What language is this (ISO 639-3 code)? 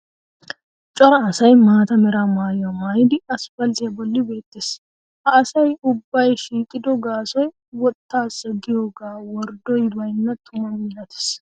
wal